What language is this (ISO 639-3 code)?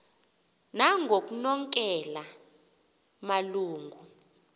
xho